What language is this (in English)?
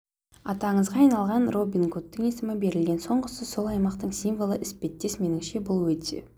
Kazakh